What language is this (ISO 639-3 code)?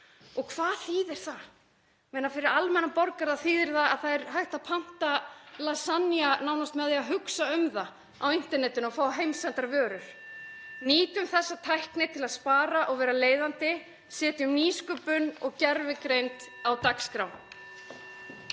isl